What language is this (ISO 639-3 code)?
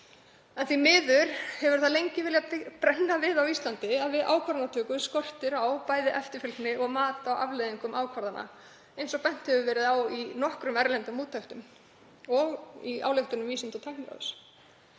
isl